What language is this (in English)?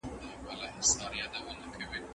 Pashto